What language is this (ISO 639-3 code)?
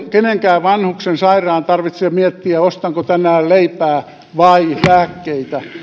fin